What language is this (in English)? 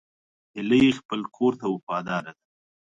Pashto